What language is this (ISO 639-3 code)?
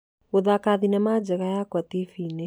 kik